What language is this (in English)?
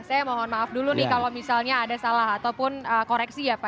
Indonesian